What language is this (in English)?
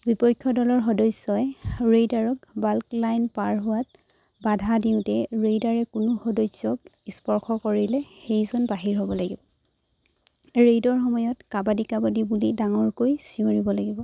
Assamese